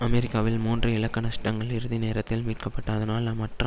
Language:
Tamil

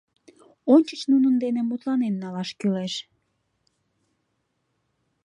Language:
Mari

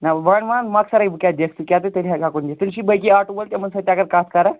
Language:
Kashmiri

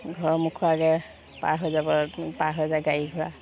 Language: Assamese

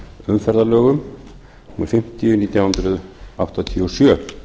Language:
Icelandic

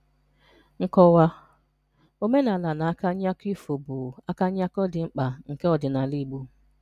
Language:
Igbo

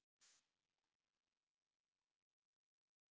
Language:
Icelandic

